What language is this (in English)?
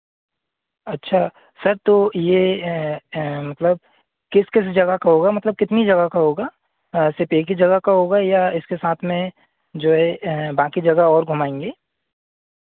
Hindi